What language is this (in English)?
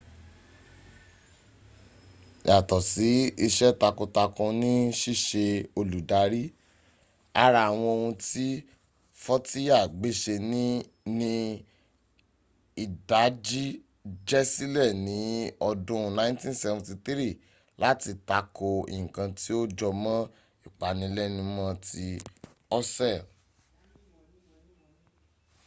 Yoruba